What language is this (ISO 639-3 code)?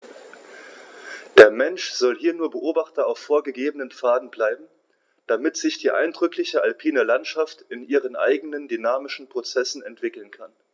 deu